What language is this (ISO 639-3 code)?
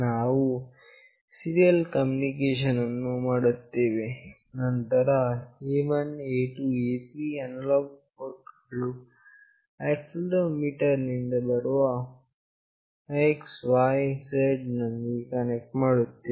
kan